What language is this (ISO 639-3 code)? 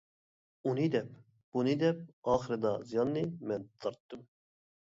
uig